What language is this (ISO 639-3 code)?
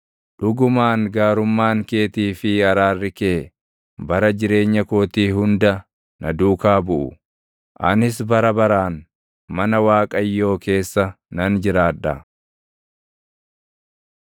orm